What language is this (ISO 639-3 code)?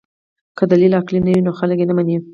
pus